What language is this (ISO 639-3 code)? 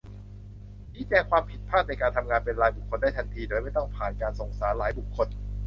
tha